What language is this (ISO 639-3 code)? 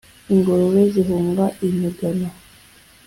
kin